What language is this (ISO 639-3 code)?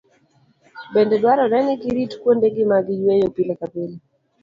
luo